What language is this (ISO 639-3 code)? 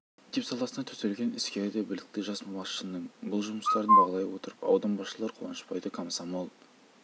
kaz